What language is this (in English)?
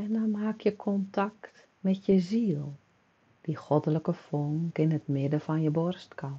Dutch